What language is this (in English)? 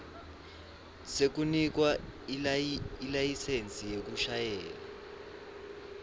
Swati